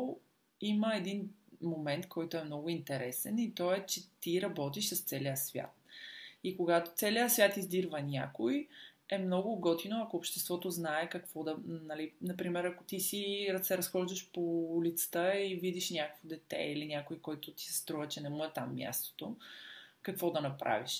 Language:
Bulgarian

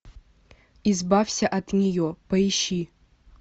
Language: Russian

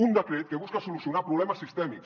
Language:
Catalan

